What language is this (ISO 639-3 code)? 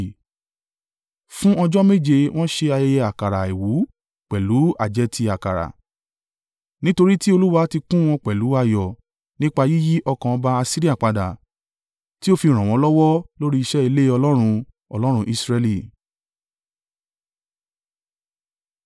yor